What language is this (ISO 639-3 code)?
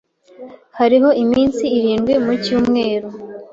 kin